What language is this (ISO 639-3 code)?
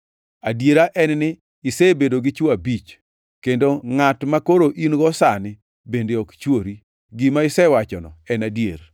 luo